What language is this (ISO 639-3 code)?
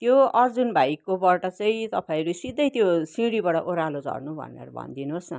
nep